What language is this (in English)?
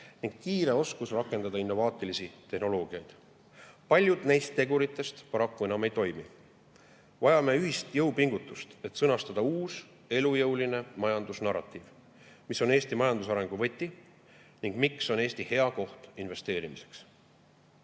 Estonian